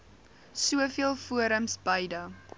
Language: Afrikaans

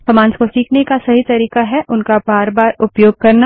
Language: Hindi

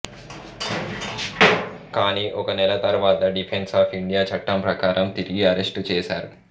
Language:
Telugu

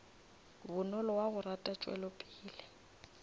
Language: Northern Sotho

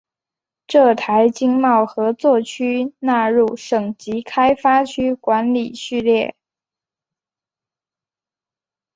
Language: Chinese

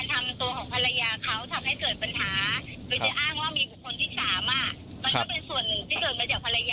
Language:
Thai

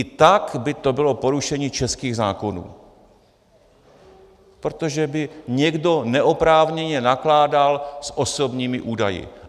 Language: Czech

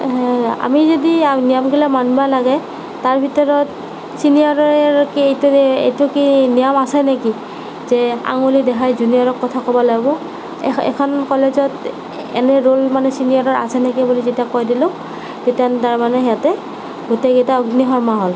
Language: Assamese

